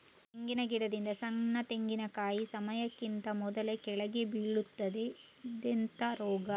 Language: Kannada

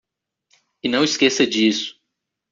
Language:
Portuguese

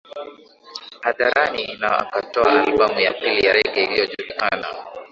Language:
Swahili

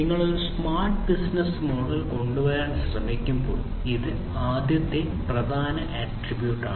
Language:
Malayalam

